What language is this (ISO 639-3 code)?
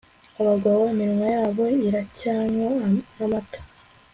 kin